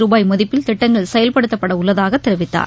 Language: Tamil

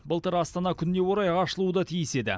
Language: Kazakh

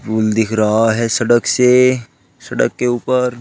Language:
Hindi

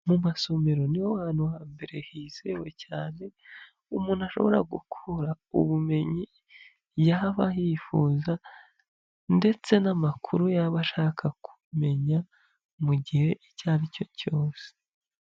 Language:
Kinyarwanda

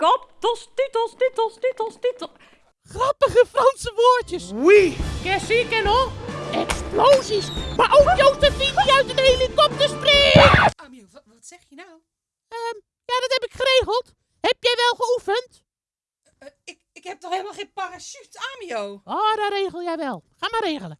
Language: Dutch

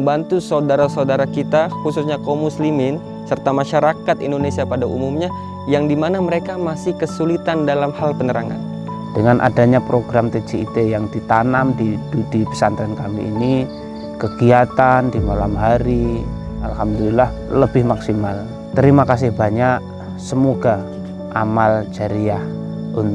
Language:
Indonesian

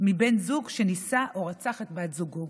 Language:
Hebrew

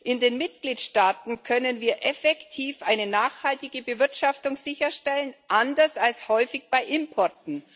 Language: German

